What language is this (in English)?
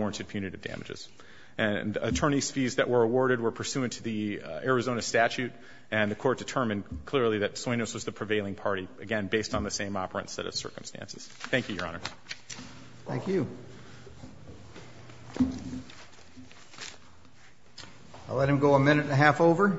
English